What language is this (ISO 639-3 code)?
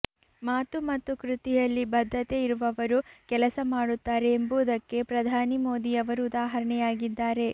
kan